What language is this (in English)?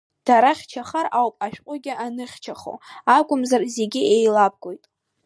Abkhazian